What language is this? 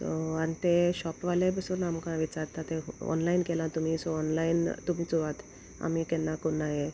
Konkani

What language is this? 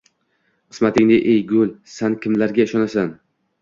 Uzbek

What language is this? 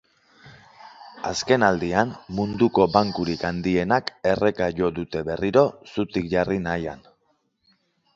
Basque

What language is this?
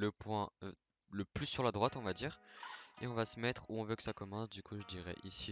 French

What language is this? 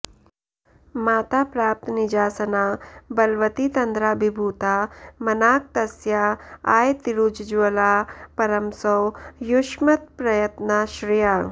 Sanskrit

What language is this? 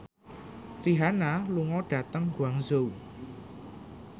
Javanese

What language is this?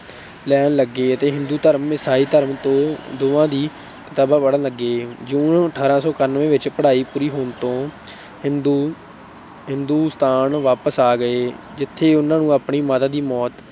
Punjabi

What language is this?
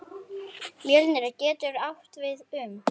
Icelandic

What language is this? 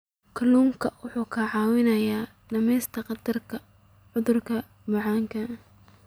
Somali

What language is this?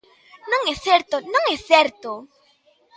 Galician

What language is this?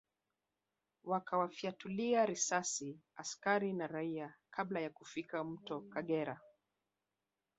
Swahili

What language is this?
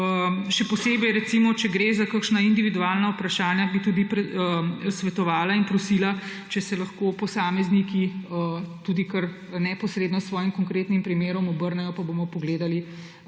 Slovenian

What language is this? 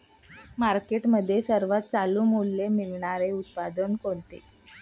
Marathi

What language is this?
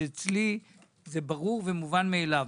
Hebrew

